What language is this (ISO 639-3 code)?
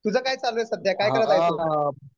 mar